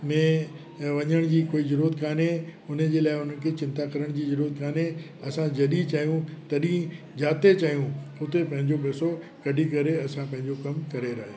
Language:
Sindhi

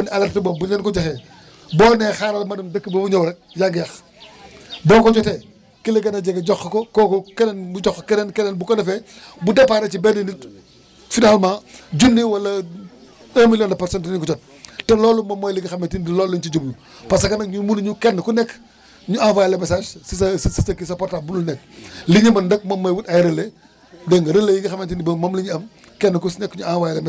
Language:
Wolof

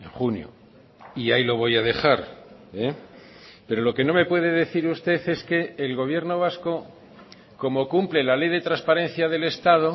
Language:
Spanish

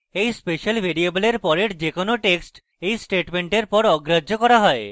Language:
Bangla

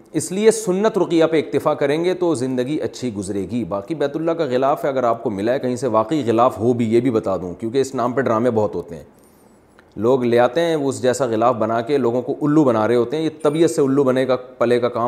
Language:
Urdu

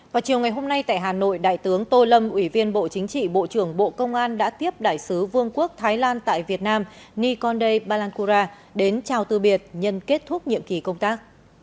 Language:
Vietnamese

